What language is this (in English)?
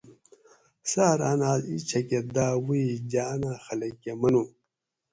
Gawri